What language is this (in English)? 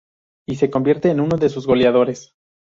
Spanish